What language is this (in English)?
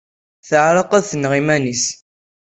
Kabyle